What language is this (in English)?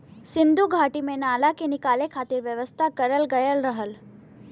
Bhojpuri